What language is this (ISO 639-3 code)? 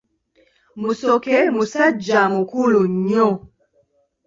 lug